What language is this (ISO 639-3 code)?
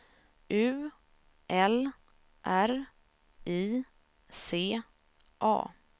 swe